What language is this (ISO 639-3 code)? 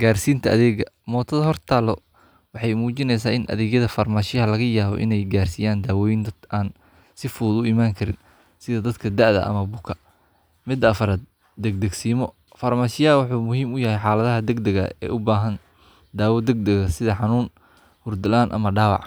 som